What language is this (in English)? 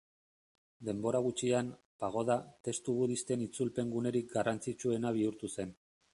Basque